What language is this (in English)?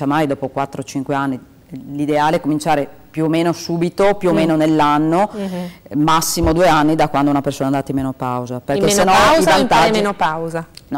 Italian